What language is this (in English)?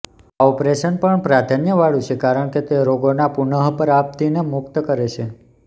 Gujarati